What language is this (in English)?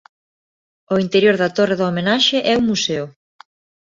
Galician